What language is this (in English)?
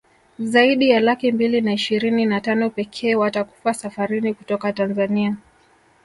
Swahili